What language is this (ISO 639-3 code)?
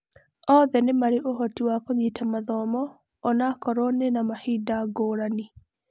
kik